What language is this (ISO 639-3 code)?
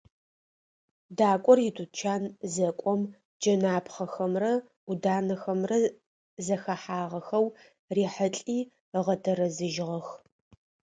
ady